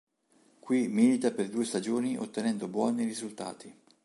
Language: Italian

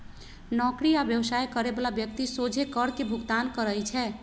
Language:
Magahi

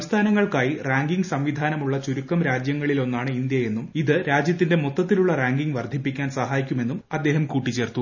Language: Malayalam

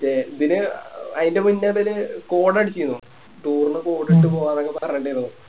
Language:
Malayalam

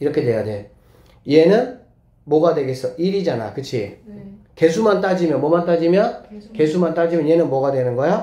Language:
Korean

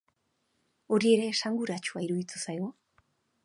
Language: Basque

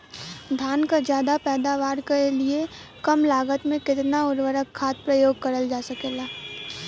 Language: Bhojpuri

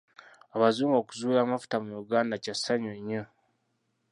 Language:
Ganda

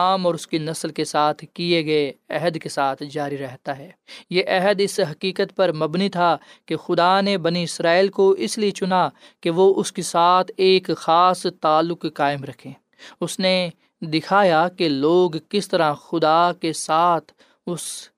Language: Urdu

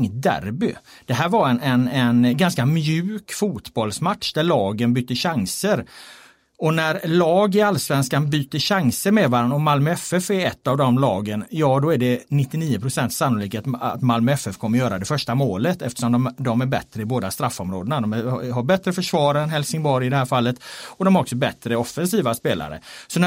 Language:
Swedish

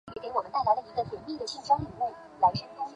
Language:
Chinese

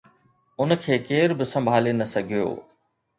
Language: Sindhi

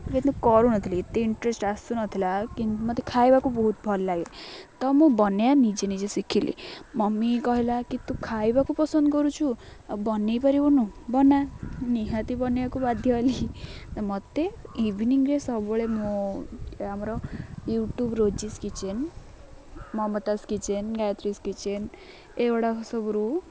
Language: Odia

